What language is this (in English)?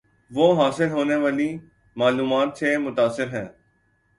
Urdu